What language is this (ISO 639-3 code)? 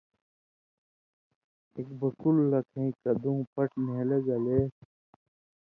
mvy